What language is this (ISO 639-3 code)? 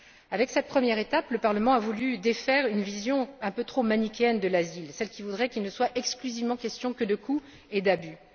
fra